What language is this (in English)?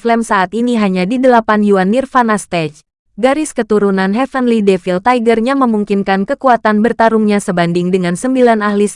Indonesian